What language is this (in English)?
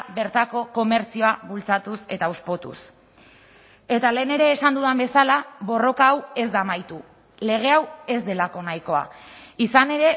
Basque